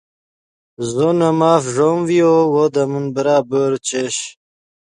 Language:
Yidgha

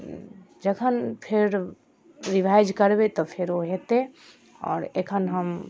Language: Maithili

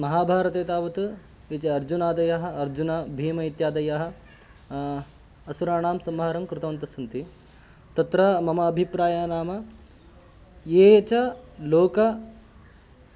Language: Sanskrit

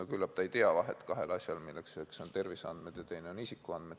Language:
Estonian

